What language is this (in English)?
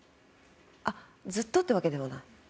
Japanese